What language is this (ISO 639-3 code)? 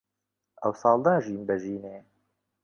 ckb